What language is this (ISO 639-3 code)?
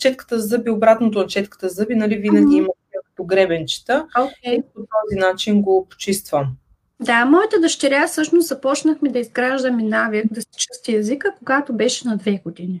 bul